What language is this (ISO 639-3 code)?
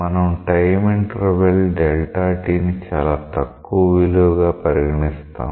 tel